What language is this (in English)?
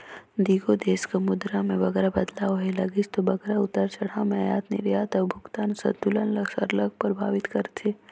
Chhattisgarhi